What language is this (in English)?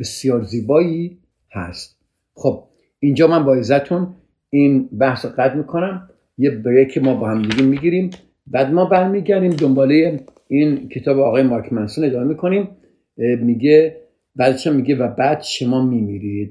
Persian